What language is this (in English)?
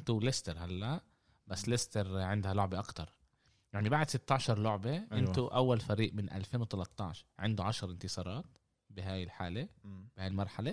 Arabic